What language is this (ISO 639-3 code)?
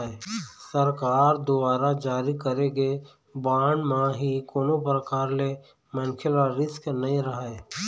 hne